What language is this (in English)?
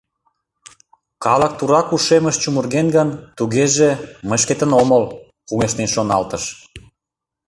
Mari